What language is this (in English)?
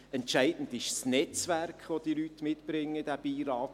Swiss German